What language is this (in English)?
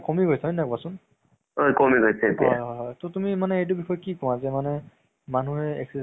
Assamese